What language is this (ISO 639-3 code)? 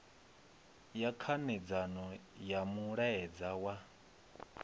ven